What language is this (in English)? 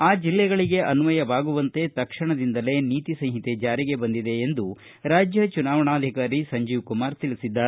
Kannada